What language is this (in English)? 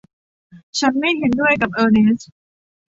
Thai